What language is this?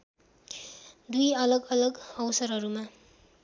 Nepali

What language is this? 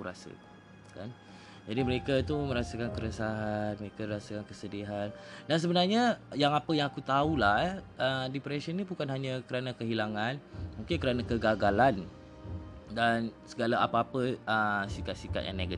Malay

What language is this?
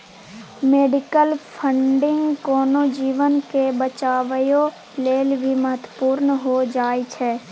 Maithili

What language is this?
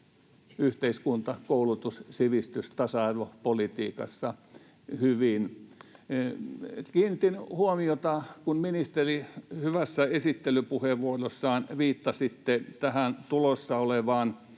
Finnish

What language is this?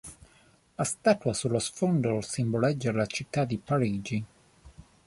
Italian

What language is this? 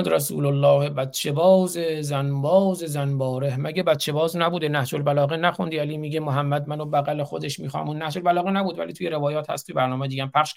Persian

